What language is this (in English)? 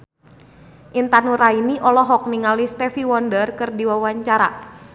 Sundanese